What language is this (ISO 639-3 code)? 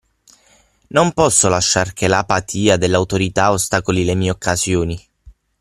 ita